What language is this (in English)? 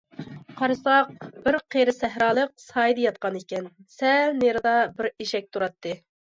Uyghur